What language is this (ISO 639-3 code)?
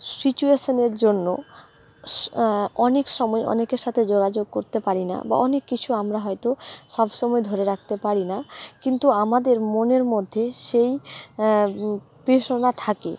ben